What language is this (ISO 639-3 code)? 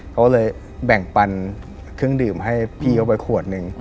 tha